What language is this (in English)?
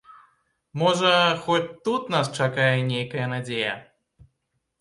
Belarusian